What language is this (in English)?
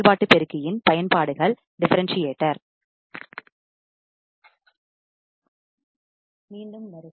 Tamil